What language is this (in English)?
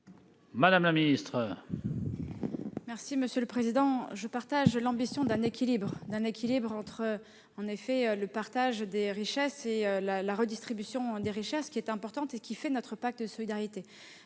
French